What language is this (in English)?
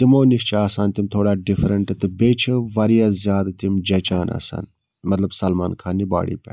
Kashmiri